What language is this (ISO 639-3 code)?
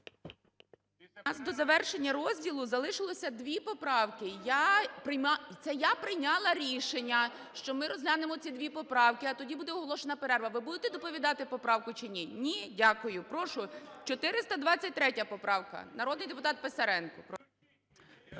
ukr